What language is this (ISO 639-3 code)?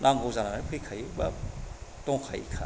brx